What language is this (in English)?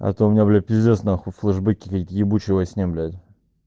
Russian